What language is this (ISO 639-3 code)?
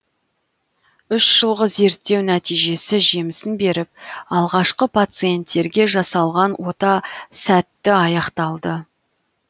kaz